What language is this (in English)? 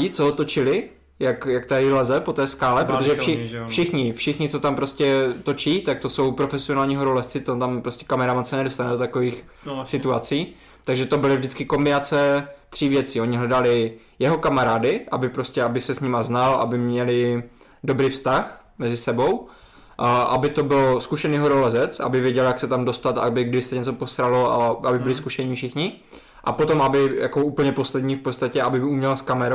Czech